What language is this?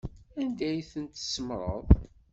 Kabyle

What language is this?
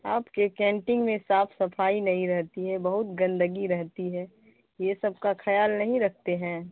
Urdu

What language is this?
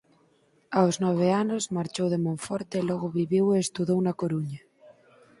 Galician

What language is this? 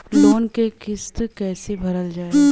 Bhojpuri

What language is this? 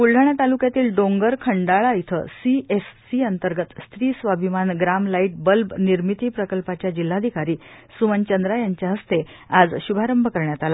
Marathi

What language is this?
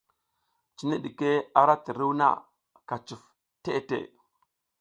South Giziga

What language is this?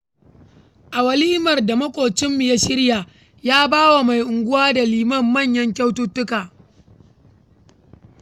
Hausa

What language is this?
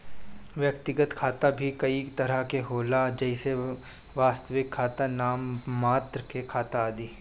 Bhojpuri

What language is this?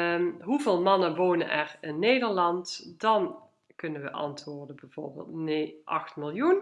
Dutch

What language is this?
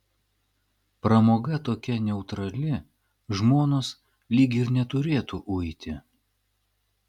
Lithuanian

